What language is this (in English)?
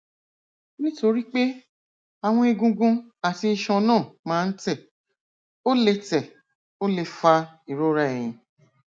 Yoruba